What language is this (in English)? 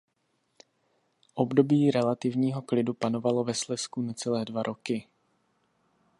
Czech